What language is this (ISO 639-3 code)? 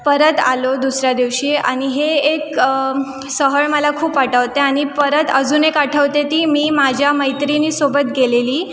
mar